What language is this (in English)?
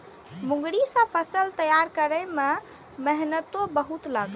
Maithili